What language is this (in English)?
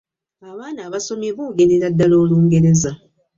Ganda